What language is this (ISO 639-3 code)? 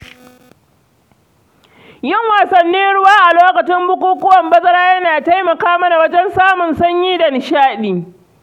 hau